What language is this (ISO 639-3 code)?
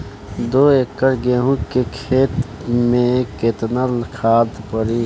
bho